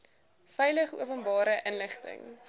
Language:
Afrikaans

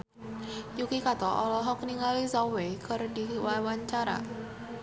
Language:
Sundanese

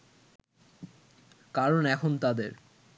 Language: Bangla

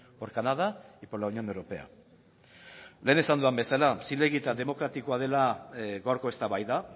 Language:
Basque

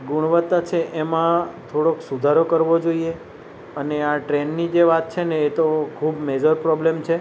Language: Gujarati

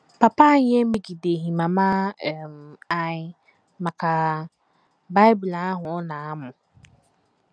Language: Igbo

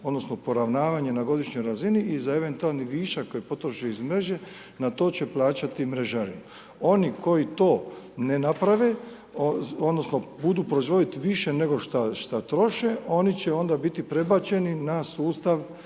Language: Croatian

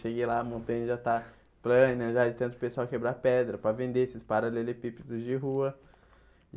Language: Portuguese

